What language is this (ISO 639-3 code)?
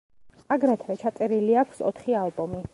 kat